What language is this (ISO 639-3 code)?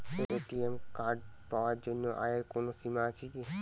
ben